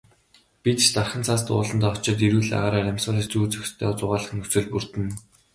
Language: Mongolian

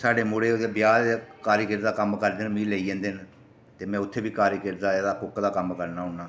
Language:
Dogri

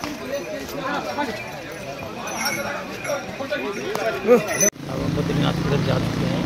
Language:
Hindi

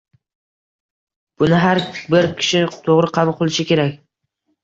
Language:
Uzbek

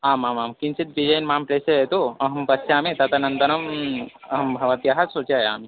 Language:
Sanskrit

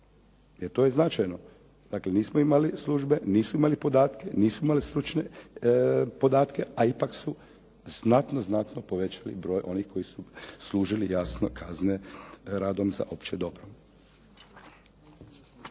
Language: Croatian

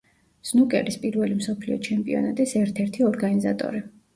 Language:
Georgian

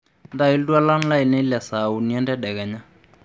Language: Masai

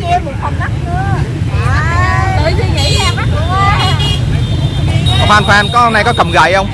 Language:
Vietnamese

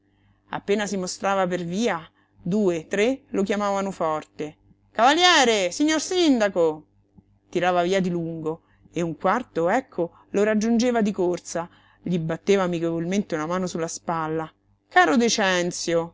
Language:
Italian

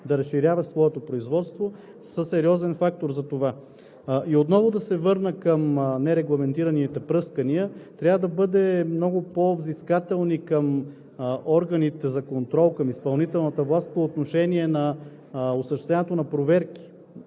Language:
Bulgarian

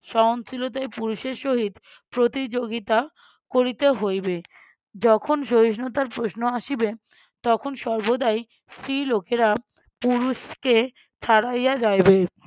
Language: Bangla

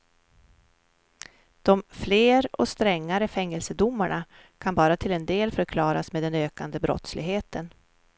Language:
Swedish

